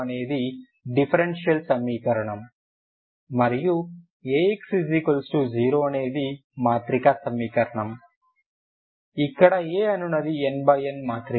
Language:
Telugu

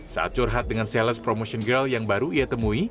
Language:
Indonesian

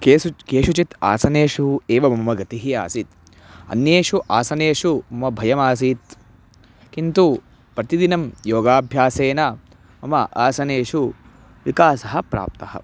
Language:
Sanskrit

